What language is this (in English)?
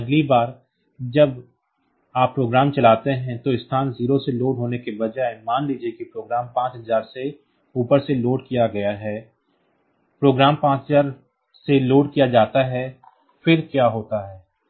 Hindi